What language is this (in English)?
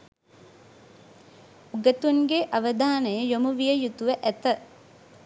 Sinhala